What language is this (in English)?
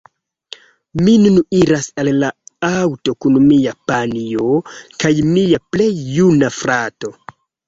Esperanto